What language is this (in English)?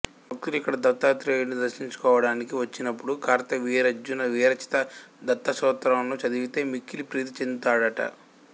Telugu